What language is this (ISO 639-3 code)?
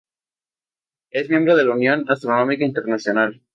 spa